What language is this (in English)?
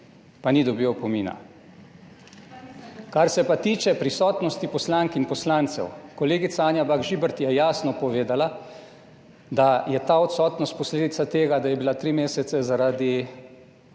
Slovenian